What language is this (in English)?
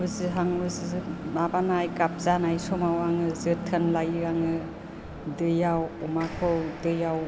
Bodo